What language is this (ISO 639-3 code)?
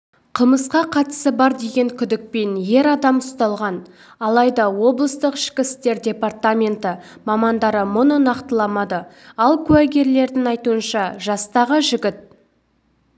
kaz